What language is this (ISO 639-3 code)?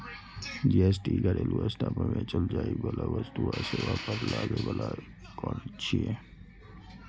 mai